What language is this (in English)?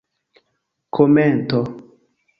Esperanto